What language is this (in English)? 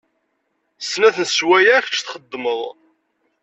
Kabyle